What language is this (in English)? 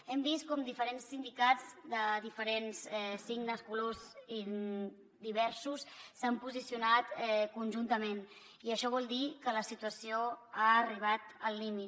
Catalan